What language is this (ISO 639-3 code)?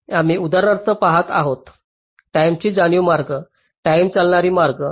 mar